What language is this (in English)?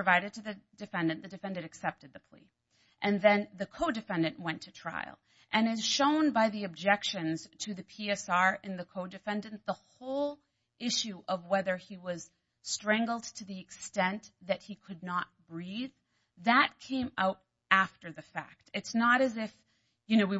English